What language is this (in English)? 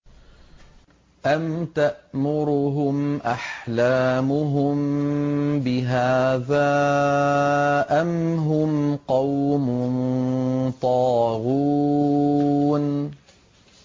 Arabic